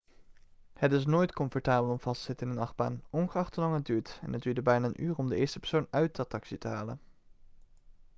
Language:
Dutch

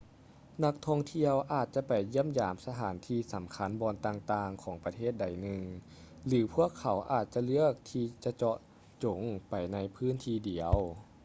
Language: Lao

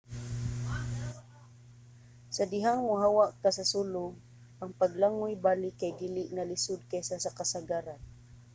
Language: Cebuano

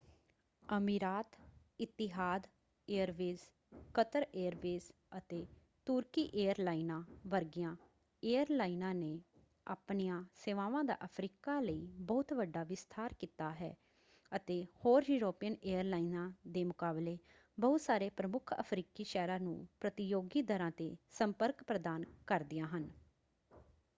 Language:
Punjabi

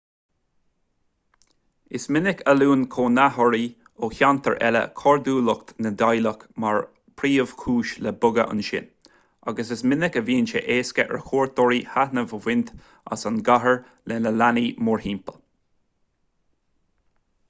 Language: Irish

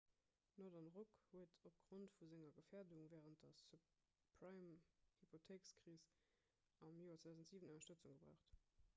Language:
Luxembourgish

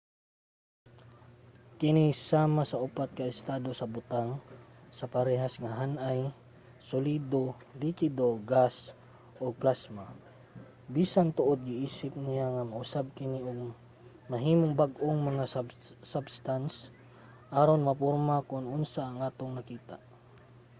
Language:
Cebuano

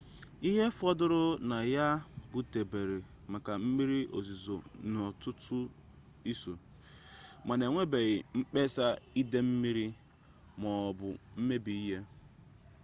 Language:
Igbo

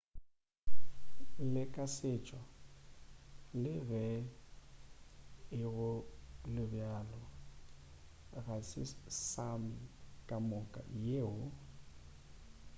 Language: Northern Sotho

